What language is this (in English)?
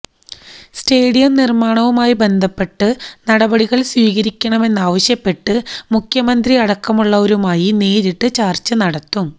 Malayalam